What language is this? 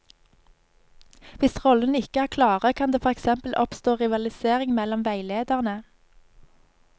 Norwegian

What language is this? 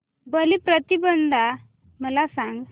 Marathi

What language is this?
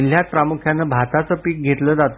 Marathi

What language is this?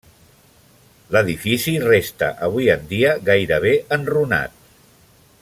Catalan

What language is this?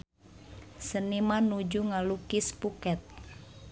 Sundanese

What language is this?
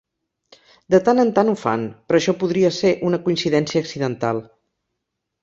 Catalan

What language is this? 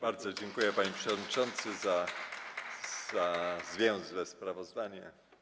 Polish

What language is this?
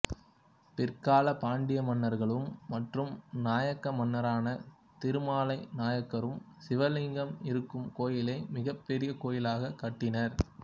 Tamil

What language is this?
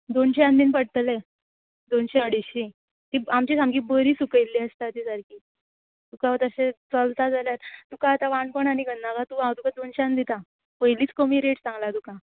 Konkani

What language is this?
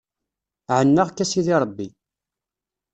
Kabyle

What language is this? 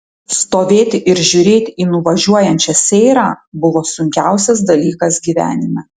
Lithuanian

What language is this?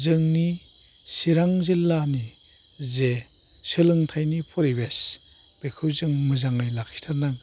Bodo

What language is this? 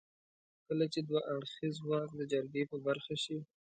Pashto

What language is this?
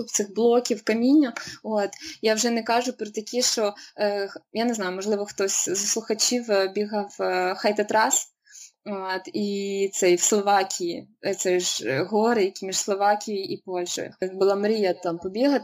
Ukrainian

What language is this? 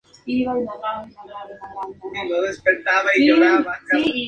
Spanish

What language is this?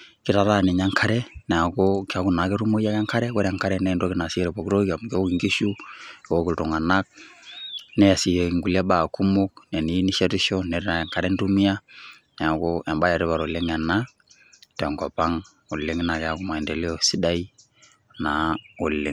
Masai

